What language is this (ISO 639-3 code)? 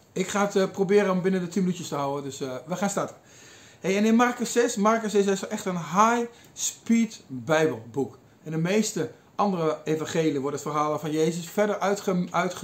nld